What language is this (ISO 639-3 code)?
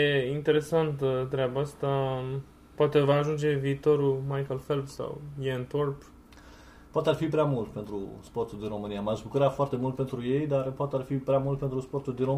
ron